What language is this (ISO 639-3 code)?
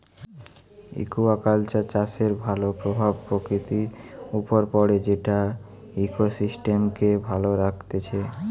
ben